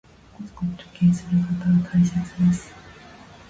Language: Japanese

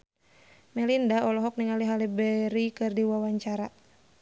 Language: Sundanese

